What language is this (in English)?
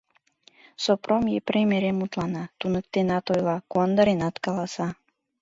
Mari